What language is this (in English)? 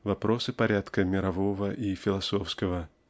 Russian